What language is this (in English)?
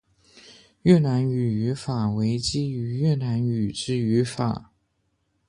Chinese